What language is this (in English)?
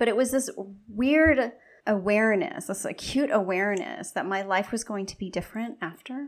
English